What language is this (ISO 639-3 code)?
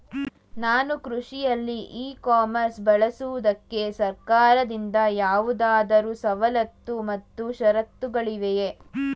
kan